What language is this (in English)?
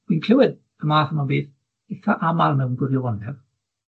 Welsh